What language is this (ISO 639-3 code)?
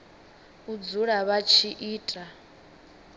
ven